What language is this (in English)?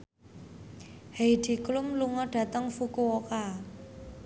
Javanese